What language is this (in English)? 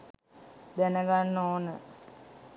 Sinhala